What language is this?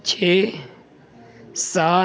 Urdu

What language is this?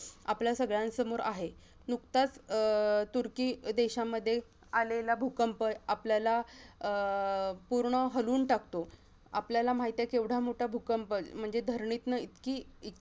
Marathi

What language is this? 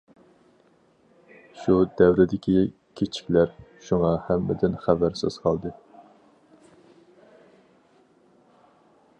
Uyghur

